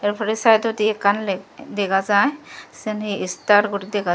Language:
Chakma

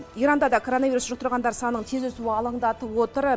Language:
Kazakh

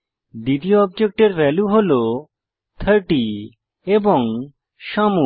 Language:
Bangla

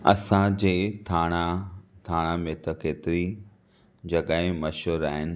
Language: Sindhi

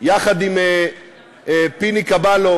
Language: Hebrew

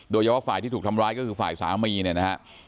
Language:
Thai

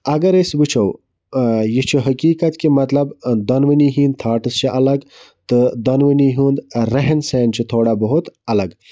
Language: Kashmiri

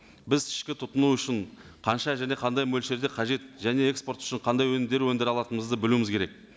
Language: Kazakh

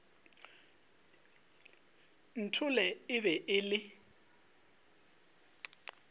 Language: Northern Sotho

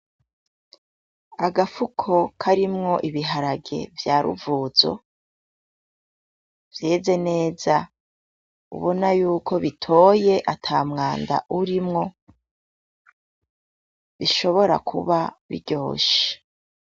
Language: Rundi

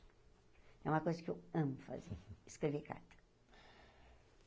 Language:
Portuguese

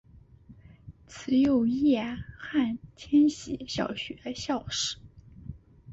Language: Chinese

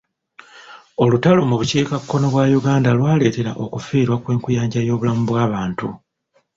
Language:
Ganda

